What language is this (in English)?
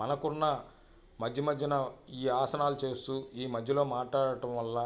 Telugu